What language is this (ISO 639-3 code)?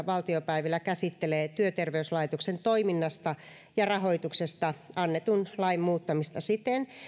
fin